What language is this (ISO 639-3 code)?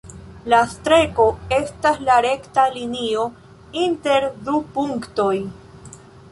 epo